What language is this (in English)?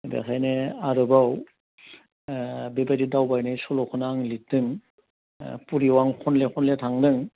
Bodo